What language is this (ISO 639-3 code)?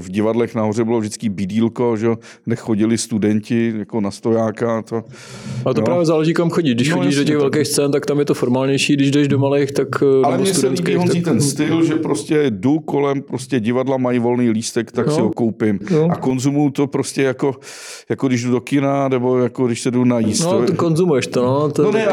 ces